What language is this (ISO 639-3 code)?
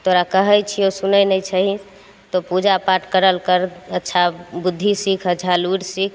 mai